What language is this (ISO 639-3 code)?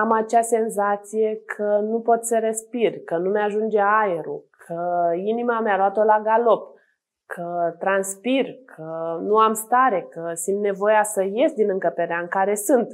ron